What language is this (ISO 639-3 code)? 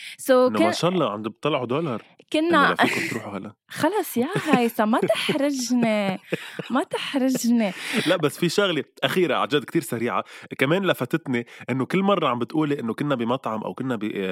ara